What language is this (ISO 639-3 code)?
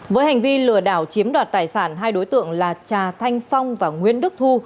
vie